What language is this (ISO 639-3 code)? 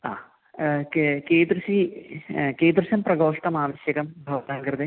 san